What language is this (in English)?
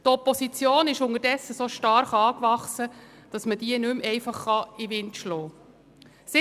Swiss German